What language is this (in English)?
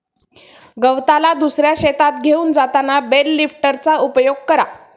Marathi